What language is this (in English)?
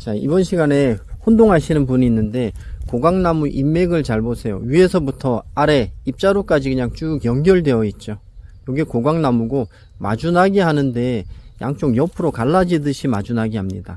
Korean